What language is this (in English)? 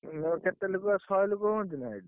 Odia